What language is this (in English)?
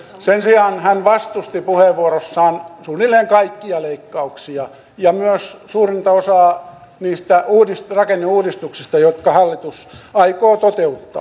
Finnish